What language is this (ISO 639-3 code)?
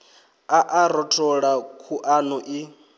ven